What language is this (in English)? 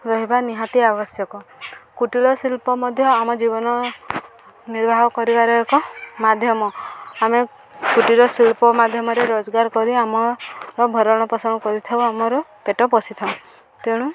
Odia